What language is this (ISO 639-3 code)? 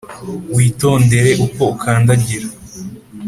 kin